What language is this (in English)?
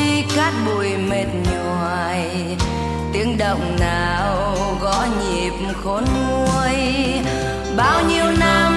Vietnamese